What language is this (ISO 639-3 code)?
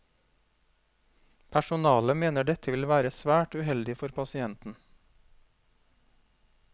nor